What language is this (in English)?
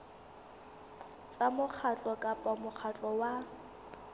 Southern Sotho